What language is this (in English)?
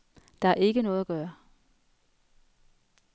Danish